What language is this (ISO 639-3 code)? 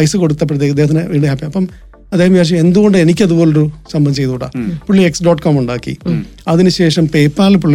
mal